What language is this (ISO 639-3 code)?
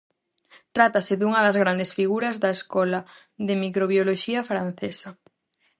glg